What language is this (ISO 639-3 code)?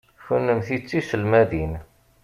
kab